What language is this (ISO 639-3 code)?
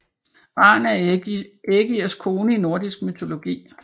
dan